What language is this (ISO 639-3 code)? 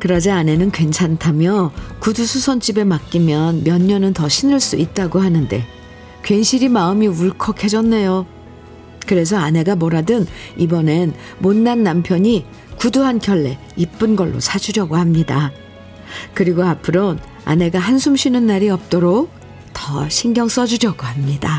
kor